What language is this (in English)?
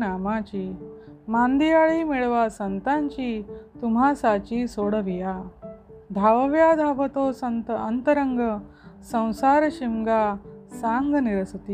Marathi